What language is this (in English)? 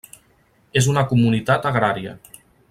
Catalan